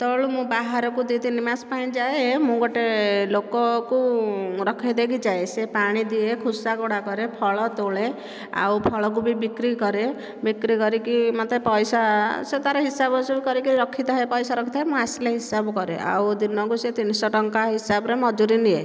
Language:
Odia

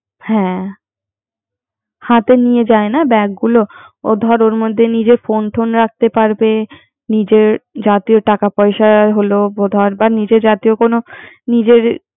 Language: Bangla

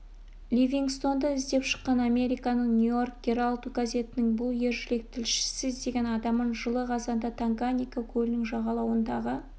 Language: Kazakh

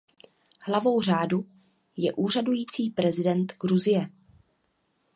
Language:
Czech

